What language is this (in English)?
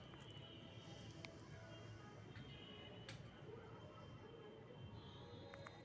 Magahi